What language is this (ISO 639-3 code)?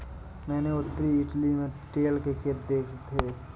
hin